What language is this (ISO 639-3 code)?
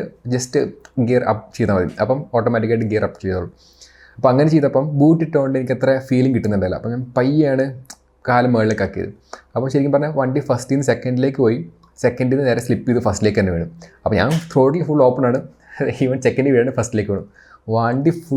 mal